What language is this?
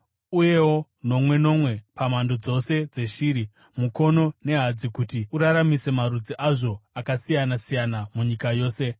Shona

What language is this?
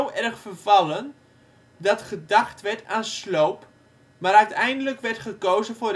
Dutch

